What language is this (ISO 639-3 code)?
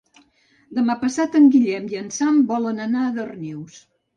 cat